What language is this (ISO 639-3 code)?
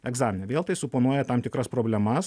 lit